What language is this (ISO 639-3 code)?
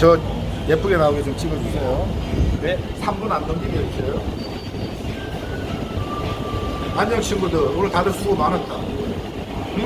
kor